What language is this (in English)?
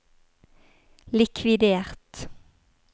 Norwegian